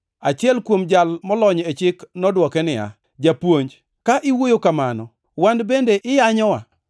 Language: Luo (Kenya and Tanzania)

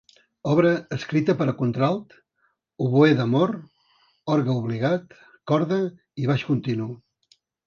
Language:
Catalan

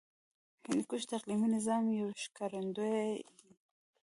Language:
Pashto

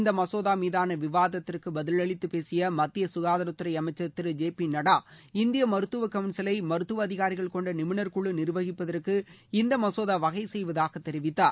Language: Tamil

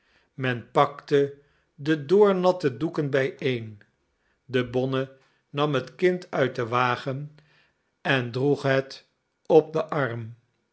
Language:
Dutch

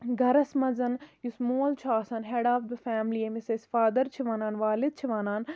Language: Kashmiri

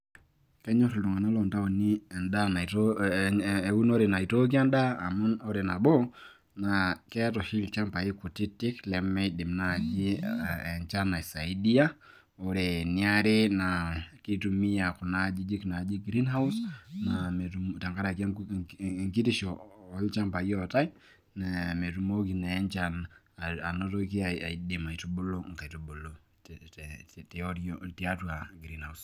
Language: Masai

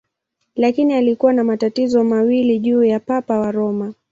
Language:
Swahili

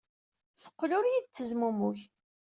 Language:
Kabyle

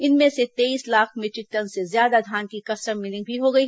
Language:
Hindi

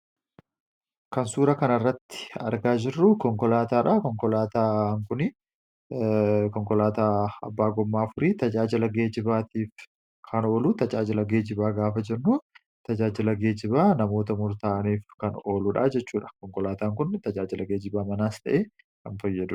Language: Oromo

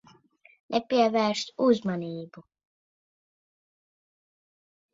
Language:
Latvian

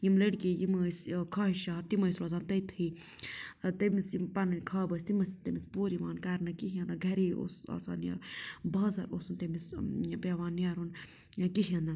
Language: Kashmiri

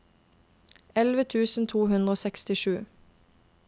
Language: Norwegian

